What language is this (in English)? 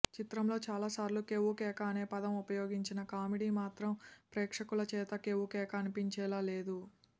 Telugu